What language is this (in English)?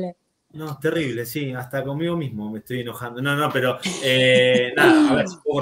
Spanish